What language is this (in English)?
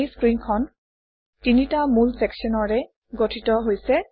Assamese